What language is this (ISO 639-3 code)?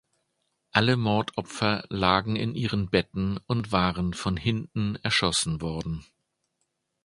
deu